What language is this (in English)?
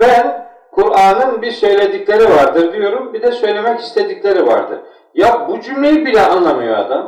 Turkish